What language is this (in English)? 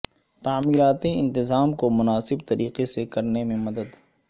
Urdu